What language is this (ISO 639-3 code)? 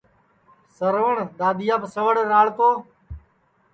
ssi